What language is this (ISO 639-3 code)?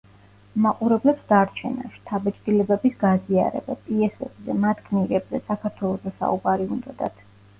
kat